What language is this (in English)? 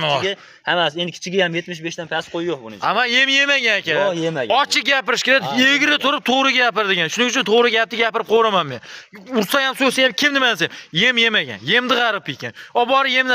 Turkish